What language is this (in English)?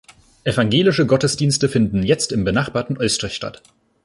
German